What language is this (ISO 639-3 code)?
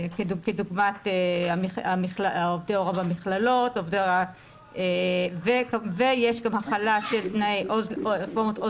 heb